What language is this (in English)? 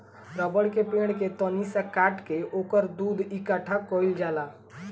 Bhojpuri